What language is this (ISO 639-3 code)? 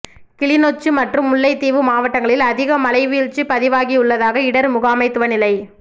tam